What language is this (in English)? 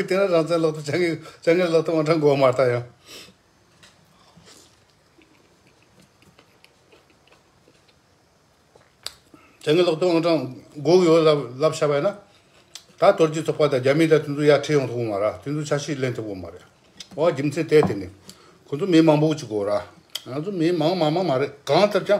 Korean